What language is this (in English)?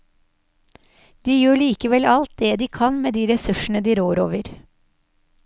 Norwegian